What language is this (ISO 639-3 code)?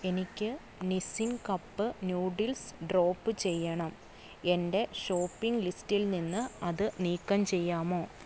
mal